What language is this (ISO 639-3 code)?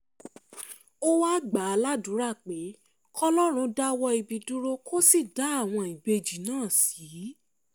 yor